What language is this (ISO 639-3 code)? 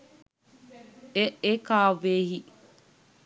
sin